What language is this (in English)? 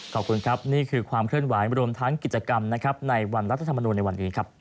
Thai